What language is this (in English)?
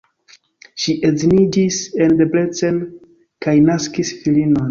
Esperanto